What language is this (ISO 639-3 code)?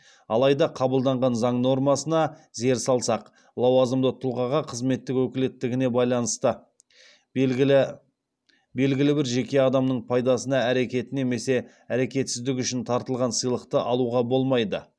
kaz